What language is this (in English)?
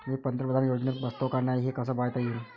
Marathi